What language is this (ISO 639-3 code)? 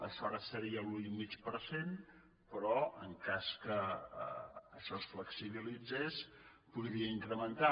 cat